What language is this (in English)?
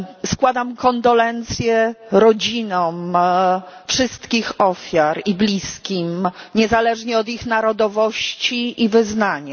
Polish